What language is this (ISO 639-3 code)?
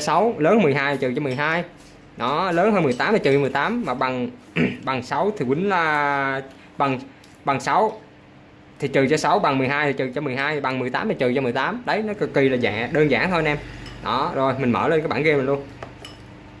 vie